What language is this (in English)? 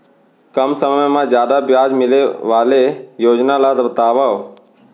Chhattisgarhi